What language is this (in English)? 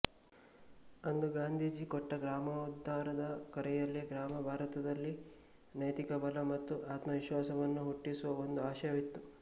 Kannada